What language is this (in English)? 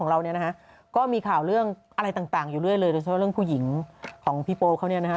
Thai